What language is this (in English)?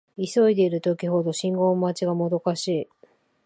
Japanese